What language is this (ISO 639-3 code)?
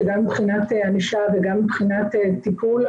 heb